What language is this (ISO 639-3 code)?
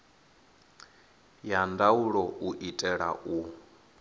ven